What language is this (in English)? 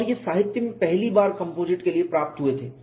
Hindi